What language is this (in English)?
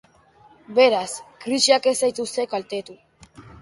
Basque